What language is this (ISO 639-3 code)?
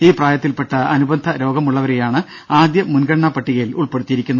mal